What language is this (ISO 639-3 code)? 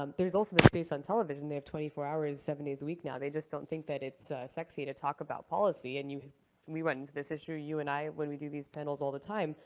eng